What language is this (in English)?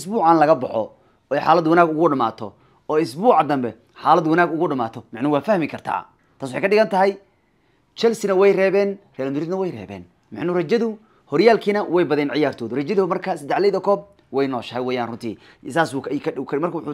Arabic